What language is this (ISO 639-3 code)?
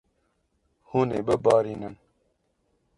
kur